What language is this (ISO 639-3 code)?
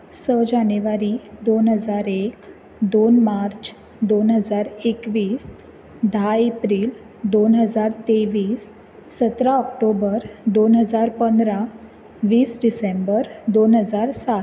kok